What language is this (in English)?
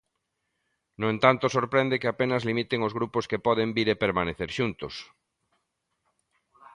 Galician